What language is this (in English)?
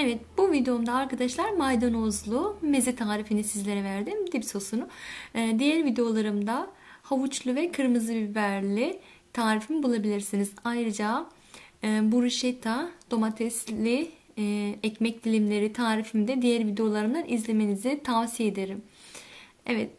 Turkish